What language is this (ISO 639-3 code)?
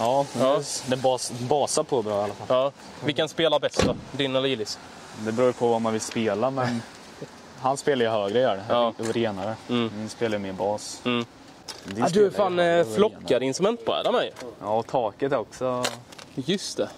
swe